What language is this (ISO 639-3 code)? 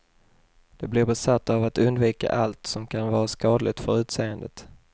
swe